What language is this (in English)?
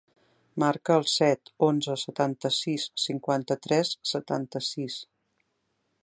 Catalan